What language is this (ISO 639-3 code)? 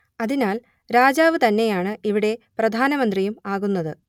mal